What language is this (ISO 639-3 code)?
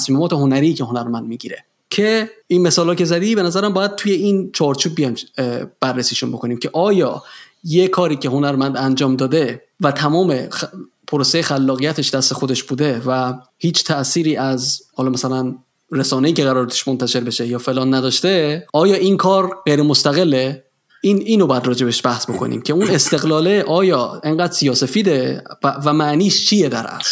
fas